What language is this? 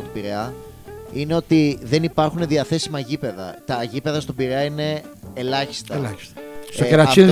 Greek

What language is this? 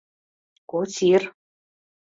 Mari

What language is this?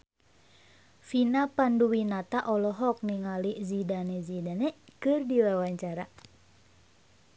Sundanese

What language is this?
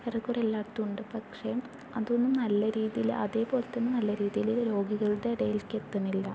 Malayalam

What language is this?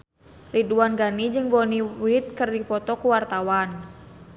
Sundanese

